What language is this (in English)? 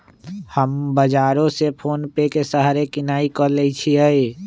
Magahi